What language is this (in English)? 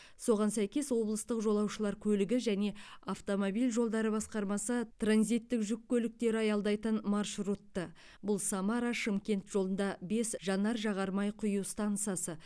Kazakh